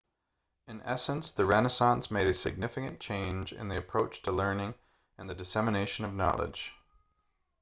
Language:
English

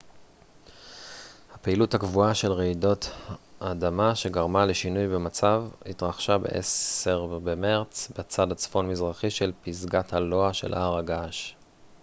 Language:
Hebrew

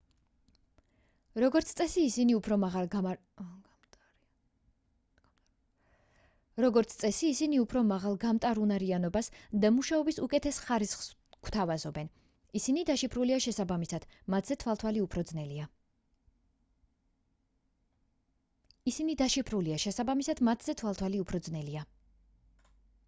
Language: Georgian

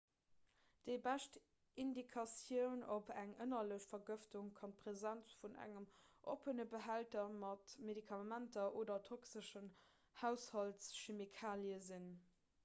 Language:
Luxembourgish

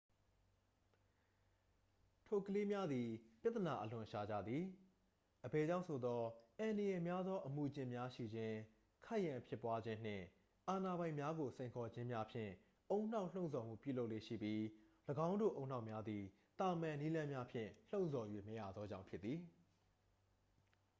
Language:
Burmese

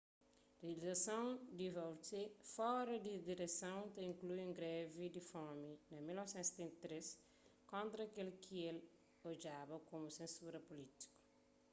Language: Kabuverdianu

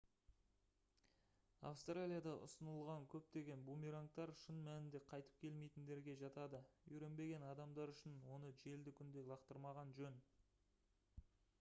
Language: Kazakh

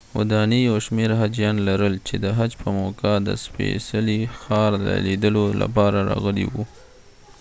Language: Pashto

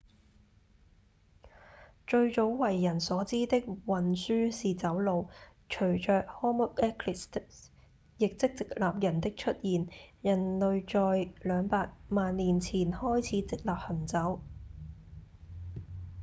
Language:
Cantonese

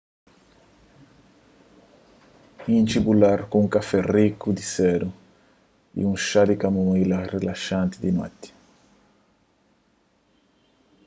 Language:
Kabuverdianu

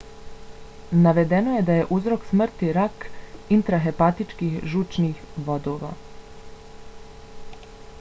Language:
Bosnian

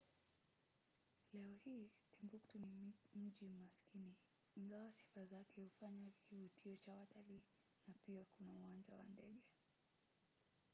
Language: Swahili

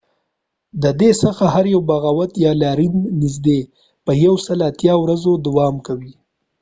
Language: Pashto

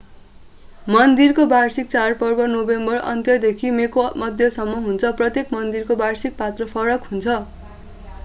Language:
Nepali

